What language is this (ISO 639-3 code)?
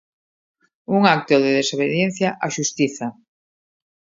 glg